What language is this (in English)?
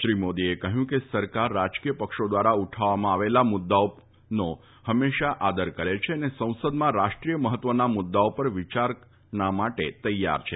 Gujarati